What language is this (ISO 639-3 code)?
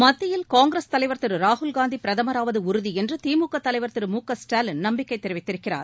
tam